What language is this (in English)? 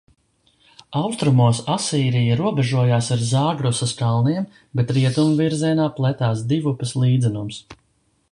Latvian